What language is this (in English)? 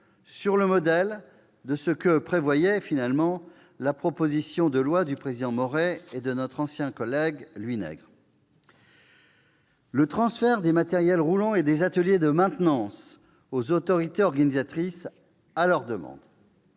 French